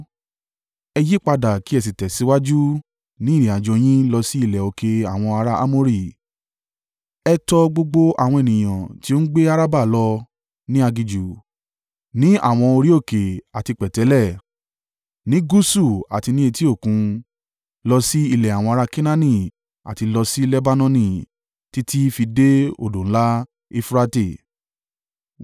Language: Yoruba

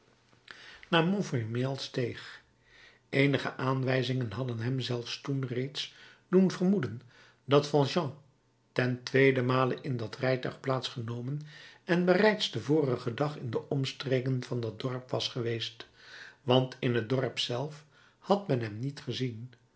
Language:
Dutch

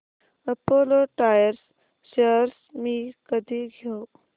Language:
Marathi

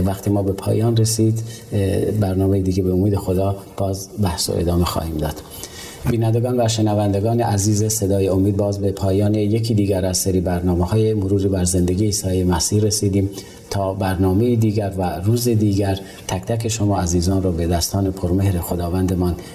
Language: Persian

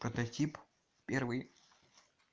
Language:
Russian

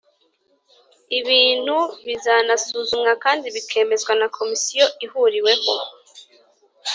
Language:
Kinyarwanda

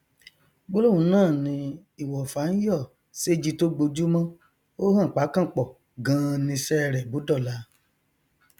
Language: Yoruba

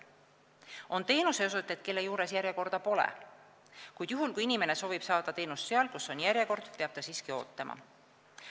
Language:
Estonian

